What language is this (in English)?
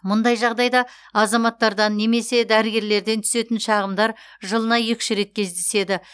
Kazakh